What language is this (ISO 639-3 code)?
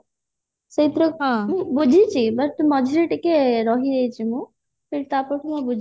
ori